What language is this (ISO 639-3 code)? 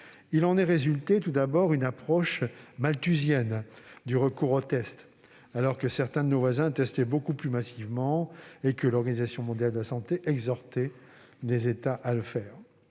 fra